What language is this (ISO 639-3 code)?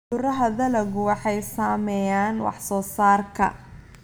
som